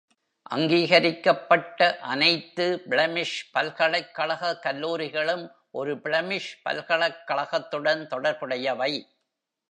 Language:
Tamil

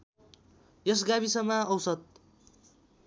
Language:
Nepali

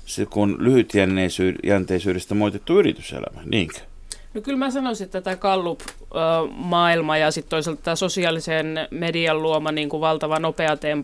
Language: Finnish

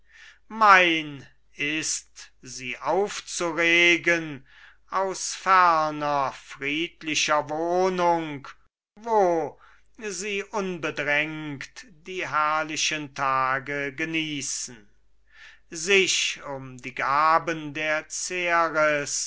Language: German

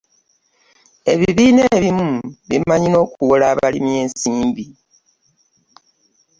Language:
Ganda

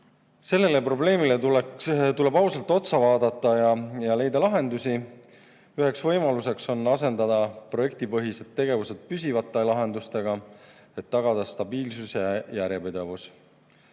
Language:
Estonian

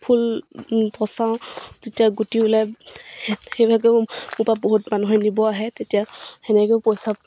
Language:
Assamese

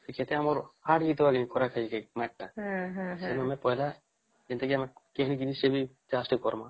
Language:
Odia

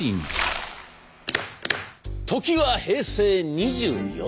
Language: Japanese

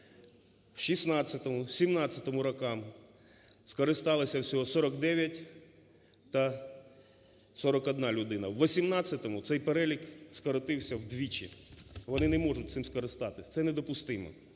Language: Ukrainian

